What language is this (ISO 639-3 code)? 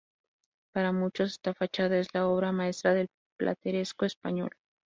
spa